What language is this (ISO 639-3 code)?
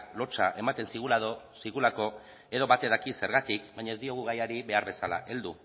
eus